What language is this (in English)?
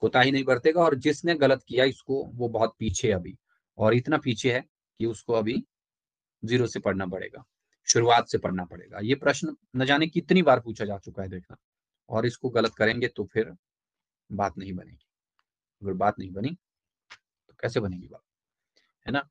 Hindi